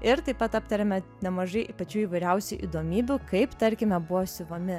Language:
Lithuanian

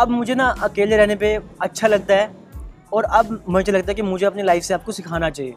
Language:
Hindi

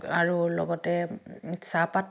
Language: Assamese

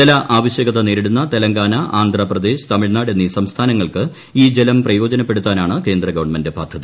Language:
Malayalam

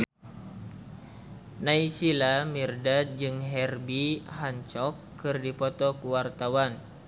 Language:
Sundanese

